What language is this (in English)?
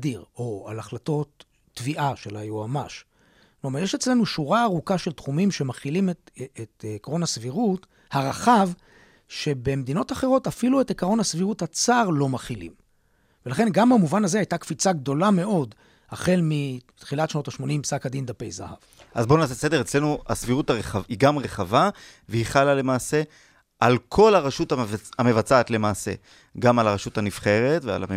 Hebrew